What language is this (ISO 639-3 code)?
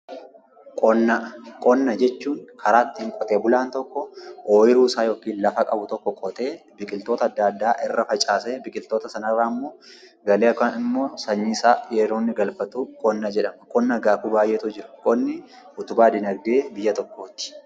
orm